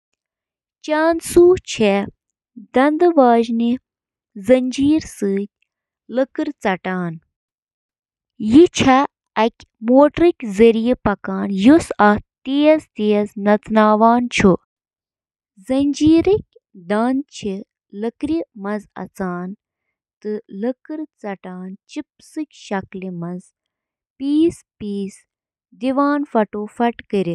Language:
Kashmiri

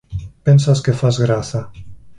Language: Galician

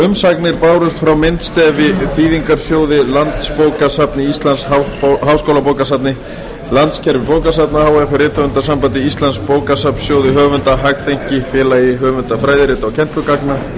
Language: Icelandic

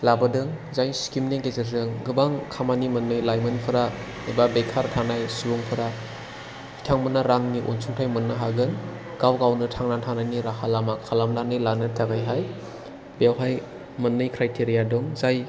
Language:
Bodo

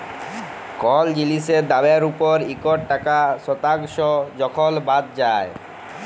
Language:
Bangla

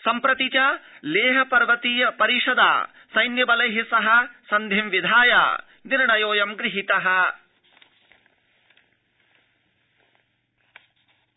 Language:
Sanskrit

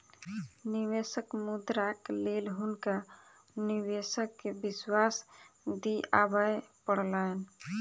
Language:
Maithili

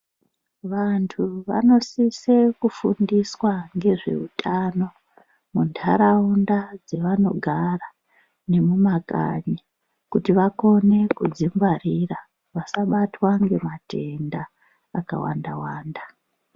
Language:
Ndau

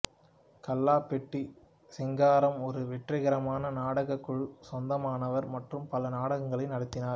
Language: Tamil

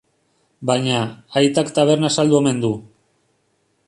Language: Basque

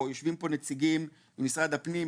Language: Hebrew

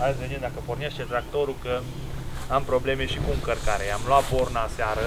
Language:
Romanian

